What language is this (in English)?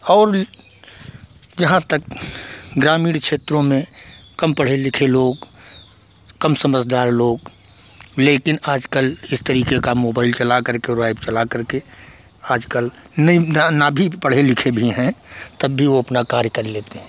Hindi